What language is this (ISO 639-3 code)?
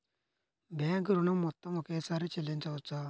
tel